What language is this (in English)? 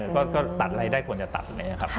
Thai